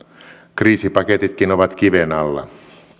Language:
Finnish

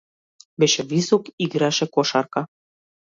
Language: Macedonian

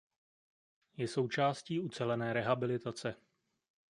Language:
Czech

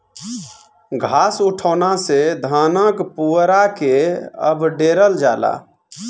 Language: Bhojpuri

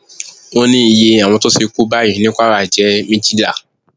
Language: Yoruba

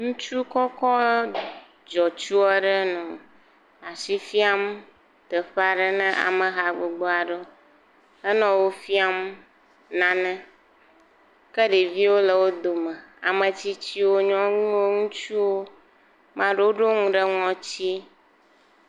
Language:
Ewe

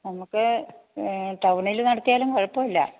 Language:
Malayalam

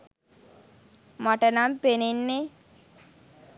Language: Sinhala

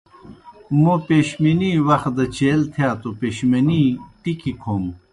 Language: Kohistani Shina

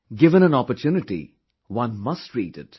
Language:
English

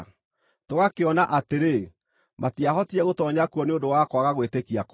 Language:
Kikuyu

